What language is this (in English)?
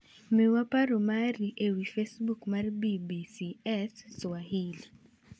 Luo (Kenya and Tanzania)